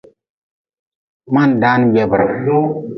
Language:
Nawdm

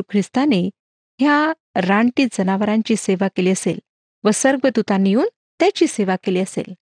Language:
Marathi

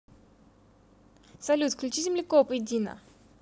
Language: Russian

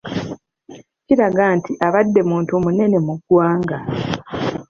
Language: Ganda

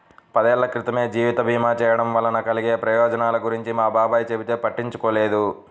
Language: Telugu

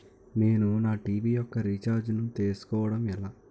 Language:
Telugu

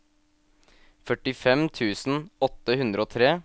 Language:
Norwegian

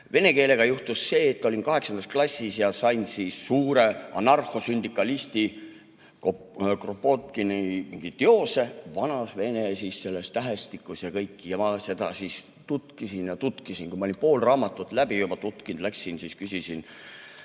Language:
Estonian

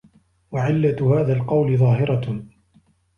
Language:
Arabic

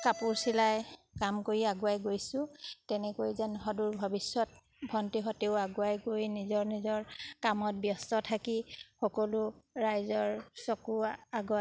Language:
Assamese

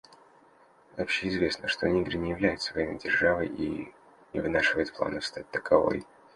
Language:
Russian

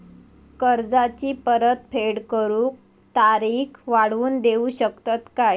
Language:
Marathi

